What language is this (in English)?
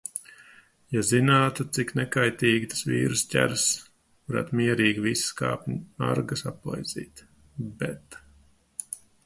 Latvian